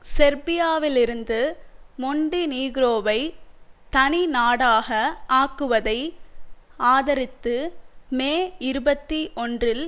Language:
Tamil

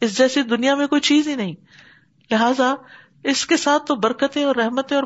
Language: Urdu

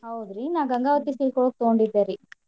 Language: Kannada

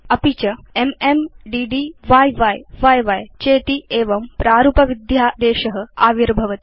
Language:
Sanskrit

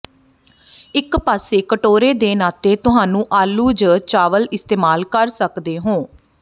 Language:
Punjabi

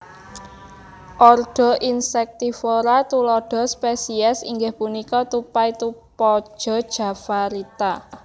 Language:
Javanese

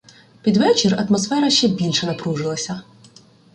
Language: Ukrainian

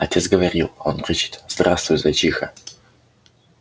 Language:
Russian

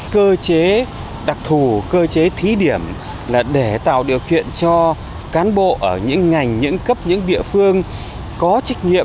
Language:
Vietnamese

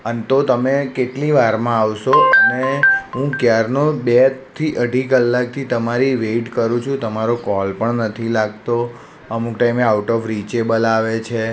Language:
Gujarati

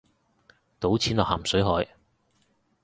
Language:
Cantonese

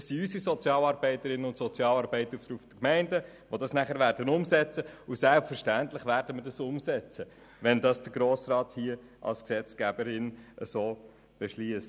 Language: Swiss German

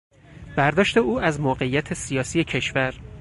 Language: Persian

